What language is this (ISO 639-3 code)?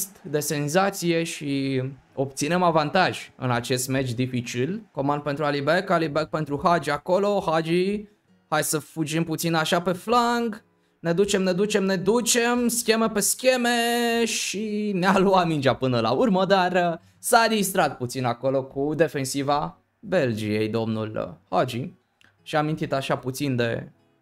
ron